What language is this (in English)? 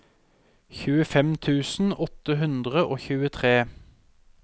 Norwegian